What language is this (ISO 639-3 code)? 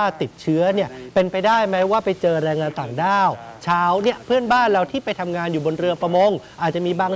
tha